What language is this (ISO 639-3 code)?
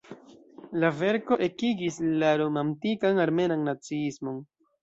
epo